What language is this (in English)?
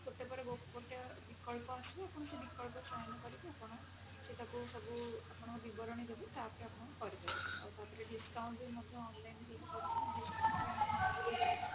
Odia